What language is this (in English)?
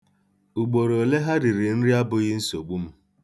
Igbo